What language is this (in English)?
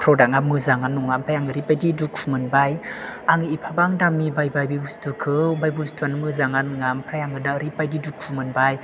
Bodo